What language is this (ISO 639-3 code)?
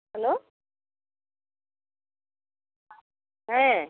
sat